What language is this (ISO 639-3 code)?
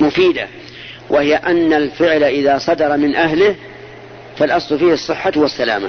ara